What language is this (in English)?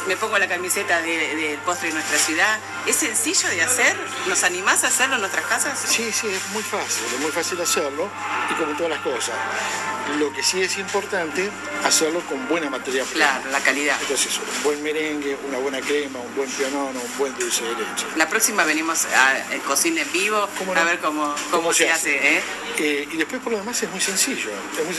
Spanish